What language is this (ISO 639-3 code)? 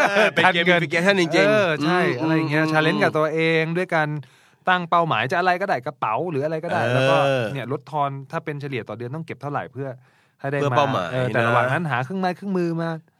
tha